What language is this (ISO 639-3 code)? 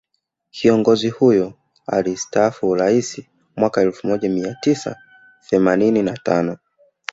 swa